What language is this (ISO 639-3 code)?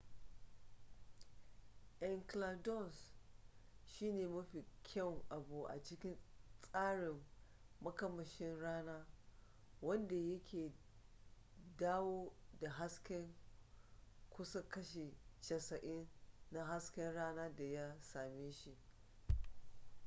hau